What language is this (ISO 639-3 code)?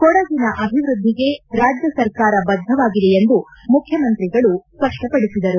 kan